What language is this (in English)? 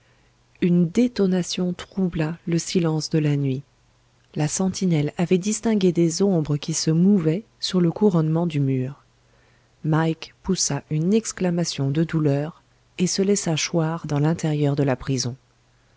French